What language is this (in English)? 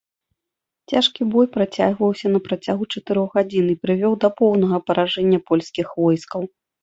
Belarusian